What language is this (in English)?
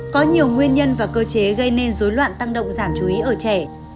Vietnamese